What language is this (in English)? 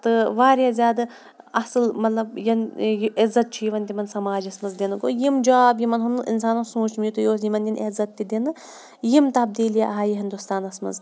Kashmiri